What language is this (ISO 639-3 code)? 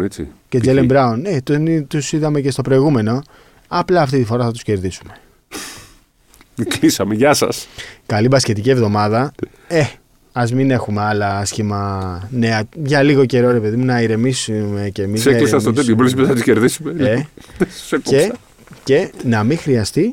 ell